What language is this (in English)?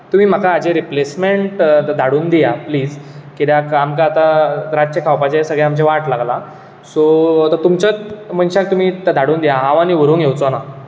Konkani